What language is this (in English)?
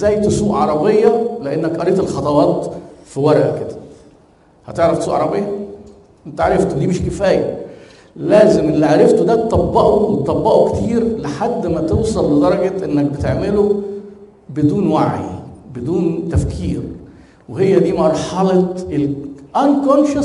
Arabic